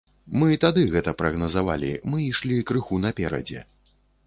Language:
Belarusian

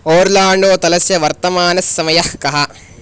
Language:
Sanskrit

